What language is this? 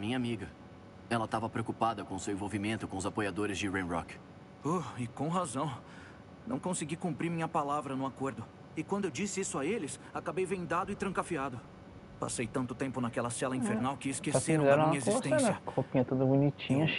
Portuguese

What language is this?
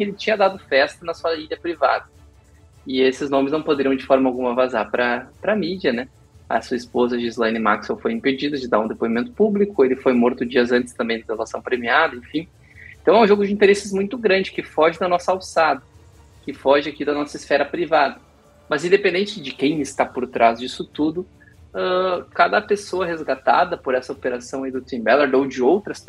Portuguese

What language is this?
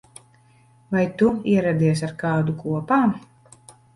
Latvian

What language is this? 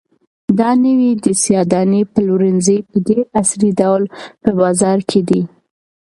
Pashto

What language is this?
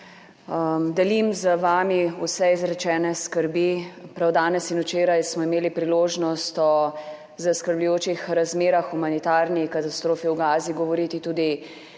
Slovenian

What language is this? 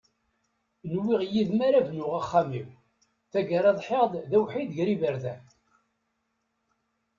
Kabyle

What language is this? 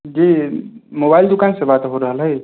Maithili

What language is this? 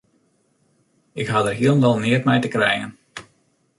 Western Frisian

